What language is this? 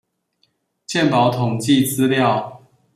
Chinese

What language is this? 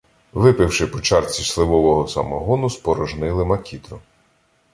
Ukrainian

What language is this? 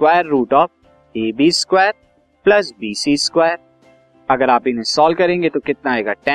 Hindi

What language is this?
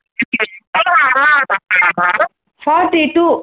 Telugu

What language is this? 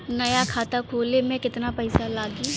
Bhojpuri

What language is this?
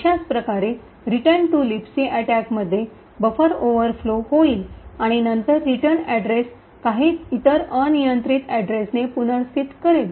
Marathi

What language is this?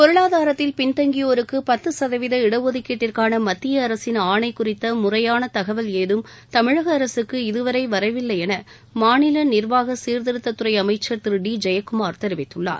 Tamil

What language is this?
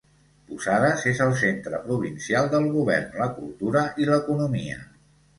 Catalan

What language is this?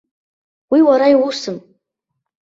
Abkhazian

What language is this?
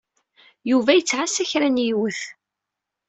Kabyle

